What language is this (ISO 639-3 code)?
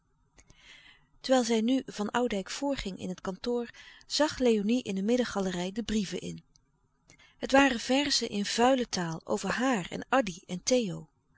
nld